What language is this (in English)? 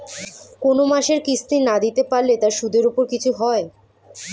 Bangla